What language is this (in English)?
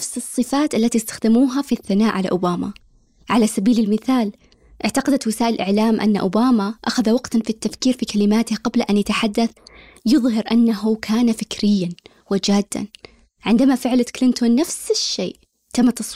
Arabic